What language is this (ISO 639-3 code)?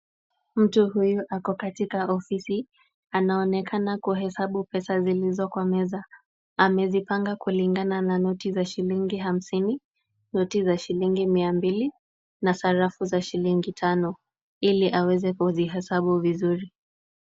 swa